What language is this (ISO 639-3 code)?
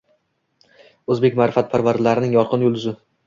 uzb